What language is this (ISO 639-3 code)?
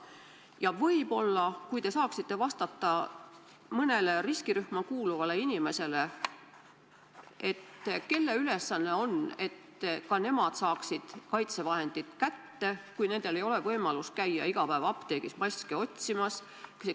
est